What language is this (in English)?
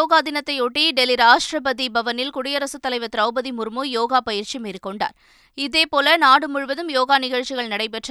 Tamil